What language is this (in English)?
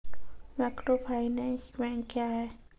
Maithili